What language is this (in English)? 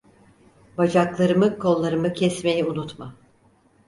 Turkish